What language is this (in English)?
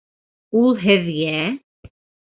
Bashkir